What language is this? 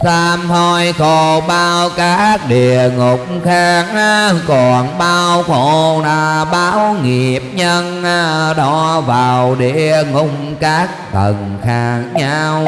Vietnamese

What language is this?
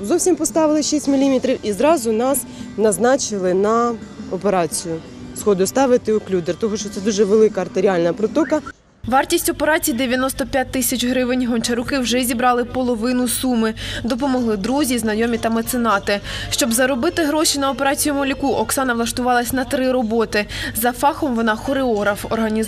Ukrainian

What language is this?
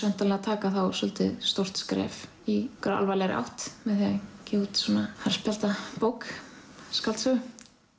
Icelandic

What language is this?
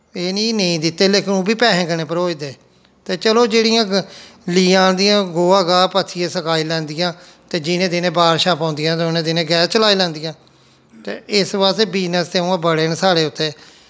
Dogri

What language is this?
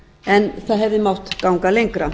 Icelandic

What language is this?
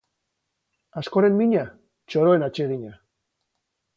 Basque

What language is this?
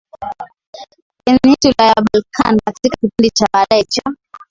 Swahili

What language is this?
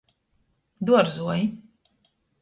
Latgalian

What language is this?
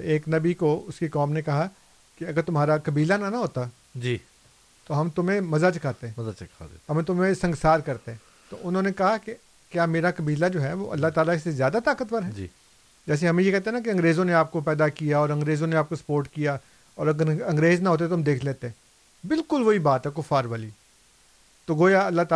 Urdu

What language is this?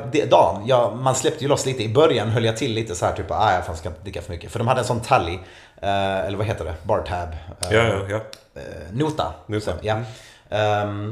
Swedish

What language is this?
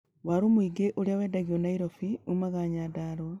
Kikuyu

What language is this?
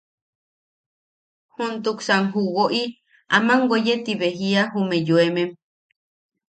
Yaqui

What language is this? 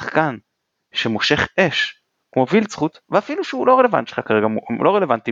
Hebrew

